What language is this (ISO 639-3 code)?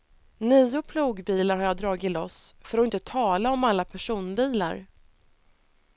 swe